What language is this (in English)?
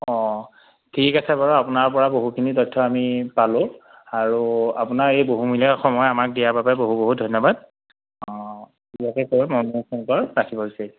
Assamese